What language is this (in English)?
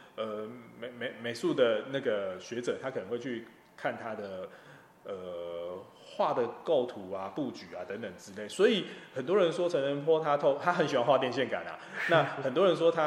Chinese